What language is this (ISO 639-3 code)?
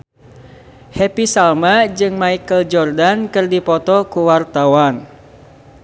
sun